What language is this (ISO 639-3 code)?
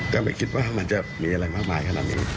tha